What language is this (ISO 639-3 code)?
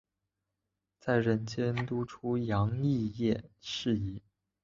zho